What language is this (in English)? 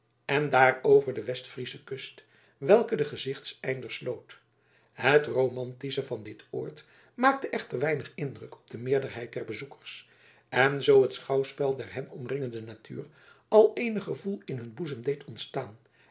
Dutch